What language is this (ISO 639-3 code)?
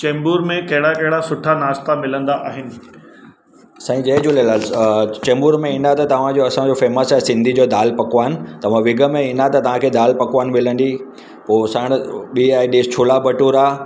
snd